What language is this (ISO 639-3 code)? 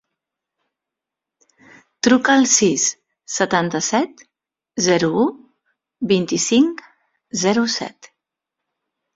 cat